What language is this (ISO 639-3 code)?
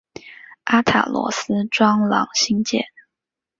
zho